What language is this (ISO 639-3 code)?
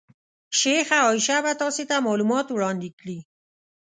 pus